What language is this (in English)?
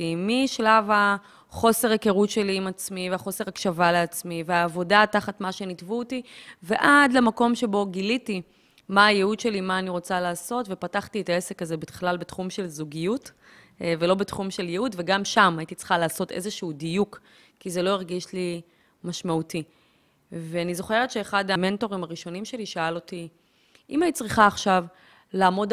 Hebrew